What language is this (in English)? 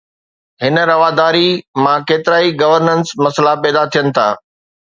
Sindhi